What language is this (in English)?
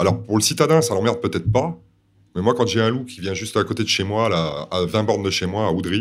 French